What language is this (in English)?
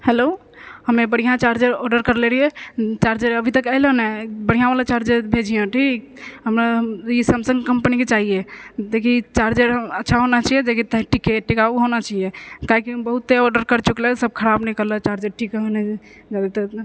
Maithili